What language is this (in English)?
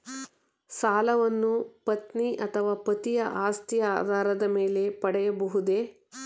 Kannada